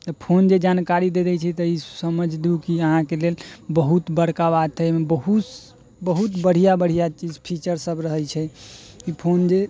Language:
Maithili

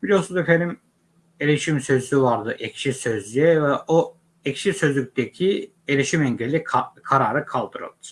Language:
Turkish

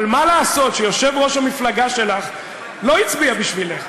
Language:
Hebrew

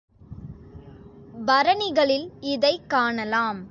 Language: Tamil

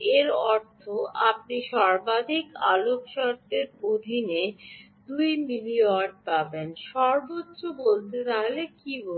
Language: Bangla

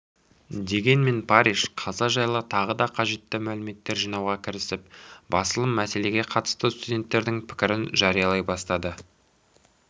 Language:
Kazakh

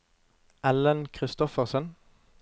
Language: Norwegian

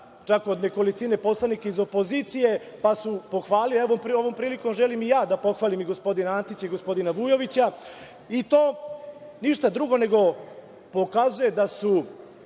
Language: Serbian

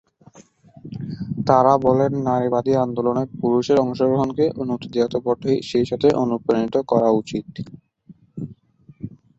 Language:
Bangla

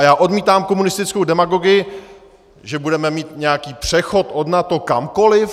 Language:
Czech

